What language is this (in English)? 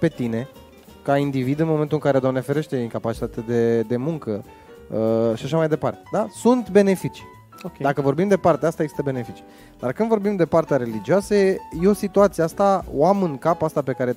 Romanian